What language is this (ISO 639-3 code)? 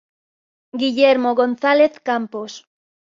spa